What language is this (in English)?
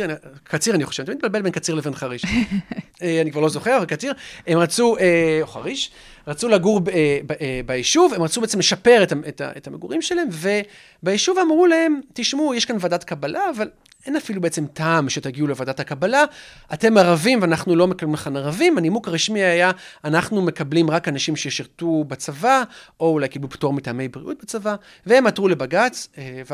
Hebrew